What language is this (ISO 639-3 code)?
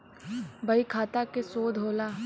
bho